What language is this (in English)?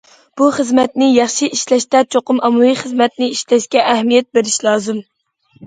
Uyghur